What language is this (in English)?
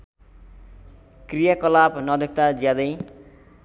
Nepali